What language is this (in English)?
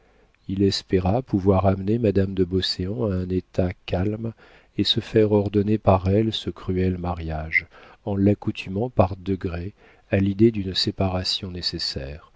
French